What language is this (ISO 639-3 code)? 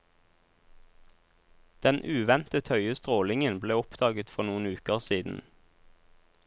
nor